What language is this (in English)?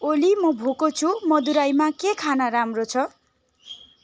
Nepali